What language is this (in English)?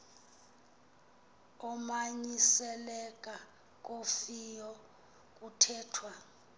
Xhosa